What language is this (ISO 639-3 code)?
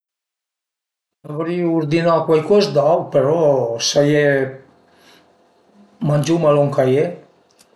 pms